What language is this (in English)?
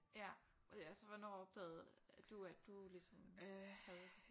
Danish